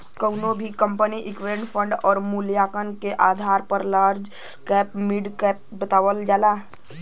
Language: Bhojpuri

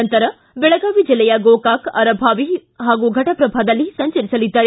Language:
Kannada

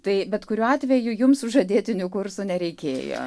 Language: Lithuanian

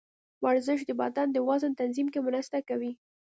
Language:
Pashto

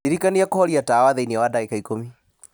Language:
Kikuyu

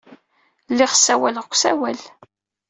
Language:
Kabyle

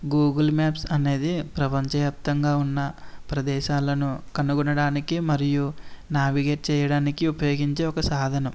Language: Telugu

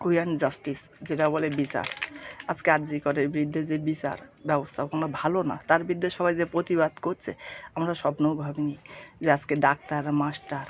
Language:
Bangla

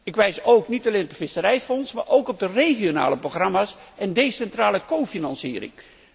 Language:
Dutch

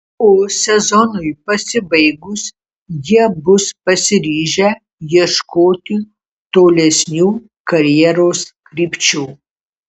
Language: Lithuanian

